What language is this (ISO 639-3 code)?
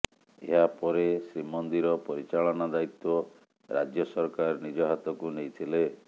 ori